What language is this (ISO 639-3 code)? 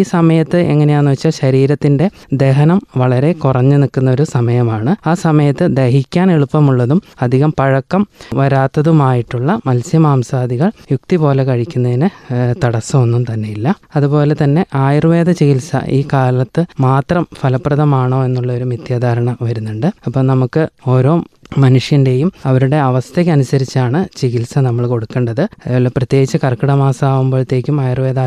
mal